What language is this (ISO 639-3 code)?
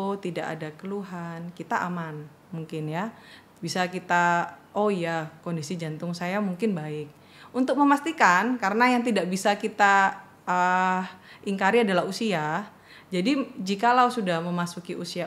ind